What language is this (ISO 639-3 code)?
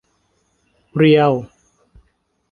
tha